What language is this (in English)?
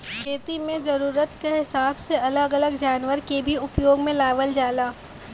Bhojpuri